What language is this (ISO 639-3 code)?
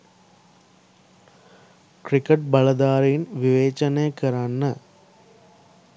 sin